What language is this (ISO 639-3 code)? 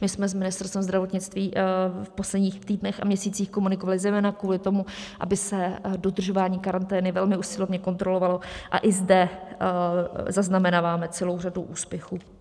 ces